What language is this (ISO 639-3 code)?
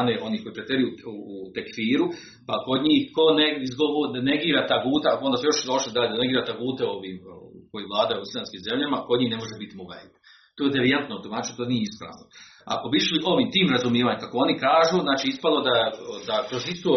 hrv